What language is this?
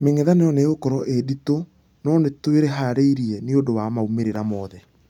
Kikuyu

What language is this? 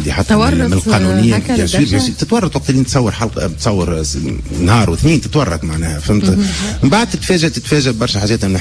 Arabic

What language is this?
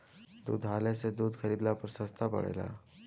Bhojpuri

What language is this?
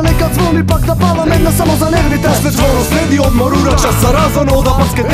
Polish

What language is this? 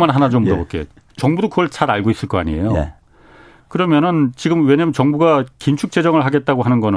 Korean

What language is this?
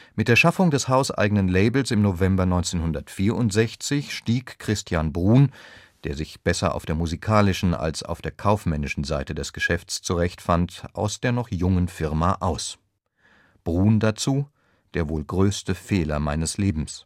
German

